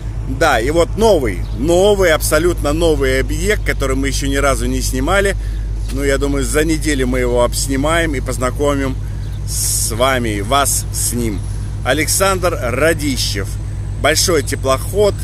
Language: Russian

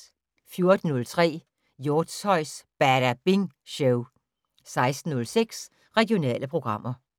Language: Danish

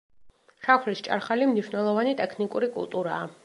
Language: Georgian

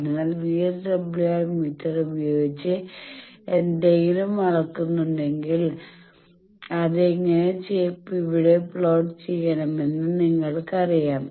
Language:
Malayalam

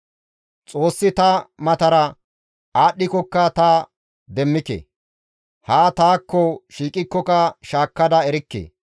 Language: Gamo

